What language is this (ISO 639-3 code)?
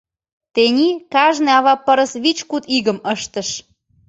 chm